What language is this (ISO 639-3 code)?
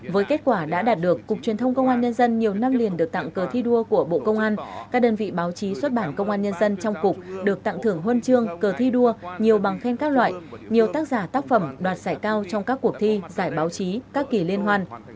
vie